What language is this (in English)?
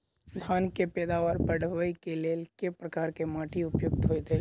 Maithili